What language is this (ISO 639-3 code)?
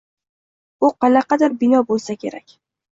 uzb